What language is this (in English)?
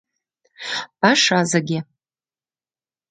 Mari